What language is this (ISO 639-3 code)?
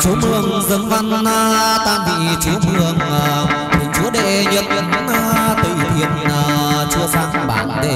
vie